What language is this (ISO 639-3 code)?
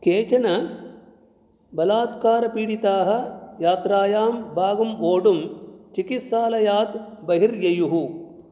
san